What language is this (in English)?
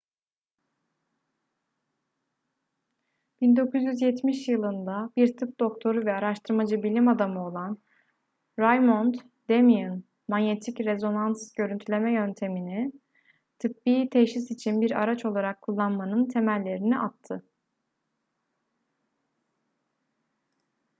Turkish